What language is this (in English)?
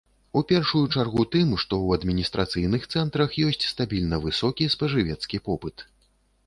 Belarusian